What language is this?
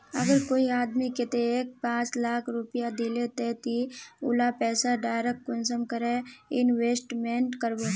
Magahi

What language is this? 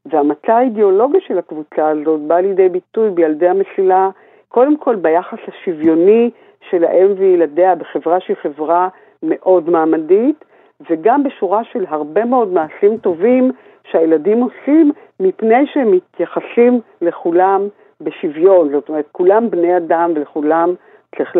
Hebrew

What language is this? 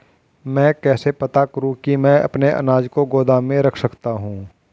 Hindi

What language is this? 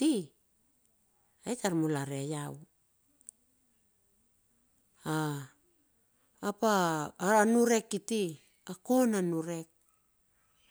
Bilur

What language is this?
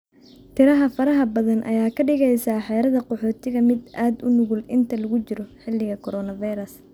Somali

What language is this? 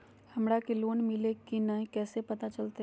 Magahi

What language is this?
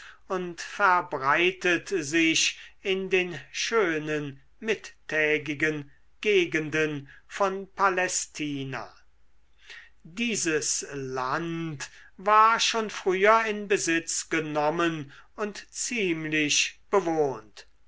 German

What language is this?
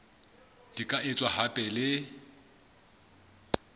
Southern Sotho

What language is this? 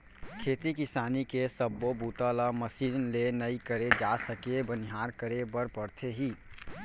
Chhattisgarhi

